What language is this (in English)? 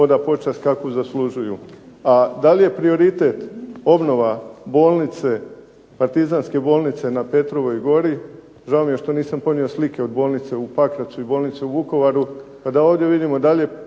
Croatian